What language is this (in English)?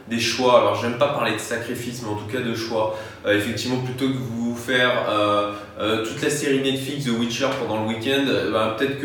French